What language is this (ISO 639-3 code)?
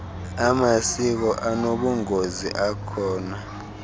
xho